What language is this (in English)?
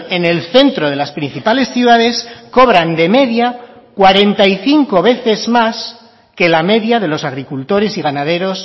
Spanish